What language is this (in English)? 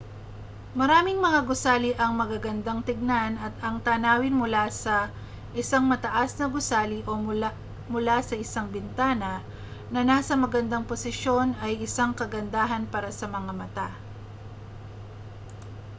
Filipino